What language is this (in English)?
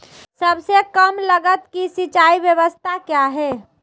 Magahi